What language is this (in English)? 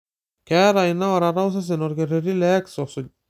Masai